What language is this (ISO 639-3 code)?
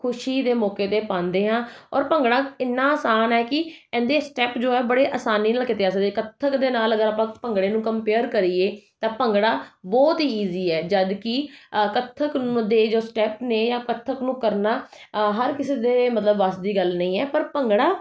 pan